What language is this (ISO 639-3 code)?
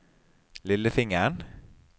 nor